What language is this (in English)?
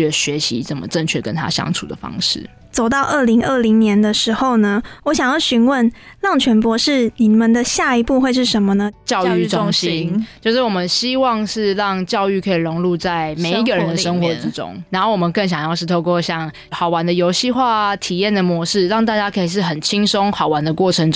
Chinese